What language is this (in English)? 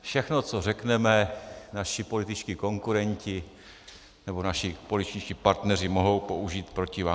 Czech